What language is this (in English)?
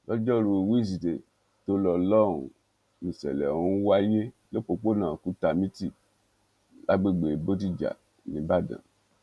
Yoruba